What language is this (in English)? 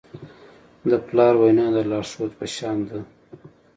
Pashto